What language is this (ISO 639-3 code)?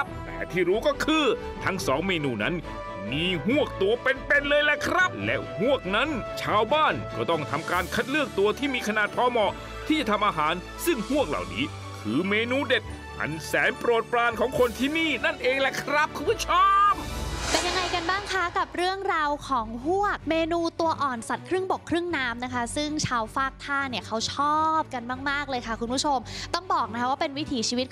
tha